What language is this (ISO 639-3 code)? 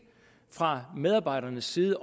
dan